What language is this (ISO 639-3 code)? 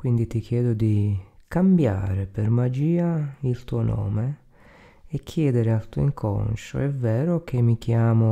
ita